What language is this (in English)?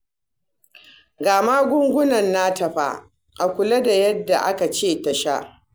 Hausa